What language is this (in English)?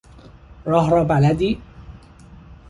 Persian